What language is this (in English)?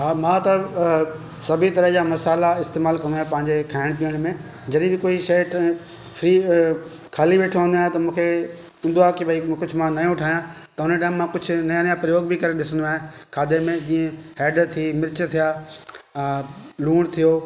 Sindhi